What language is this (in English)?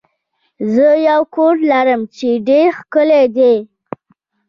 Pashto